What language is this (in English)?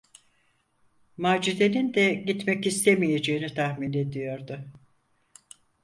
Turkish